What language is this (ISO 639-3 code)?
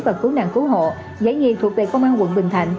vie